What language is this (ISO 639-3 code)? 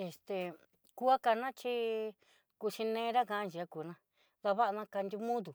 mxy